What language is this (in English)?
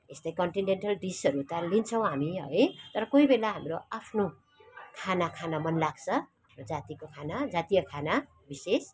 Nepali